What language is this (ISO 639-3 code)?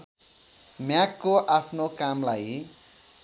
nep